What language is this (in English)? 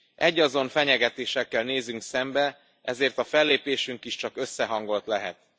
Hungarian